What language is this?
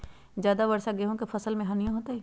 Magahi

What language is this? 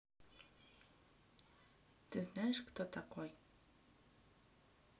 Russian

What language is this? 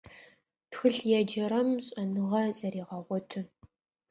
Adyghe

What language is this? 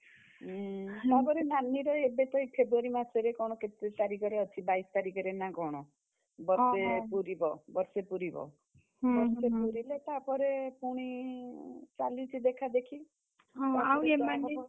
Odia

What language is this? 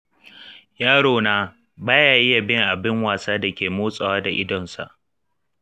Hausa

